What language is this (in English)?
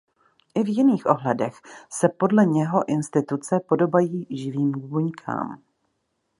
Czech